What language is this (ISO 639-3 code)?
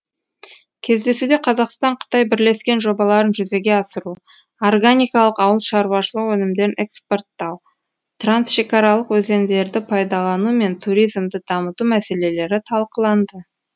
kaz